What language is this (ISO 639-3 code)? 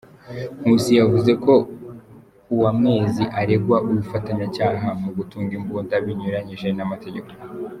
kin